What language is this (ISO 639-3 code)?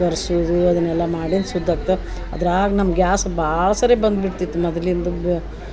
kan